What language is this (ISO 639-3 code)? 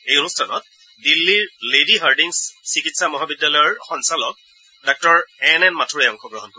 asm